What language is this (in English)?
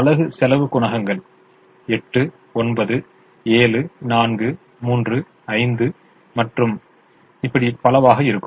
Tamil